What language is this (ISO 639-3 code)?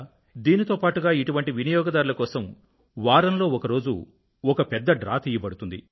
tel